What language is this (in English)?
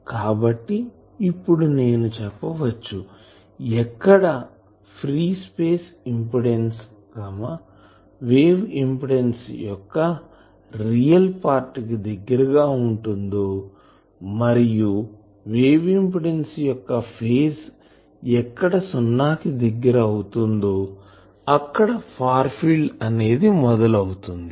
Telugu